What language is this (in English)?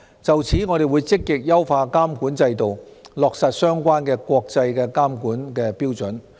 Cantonese